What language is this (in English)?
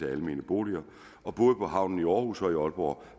Danish